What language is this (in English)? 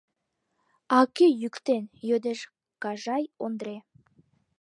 Mari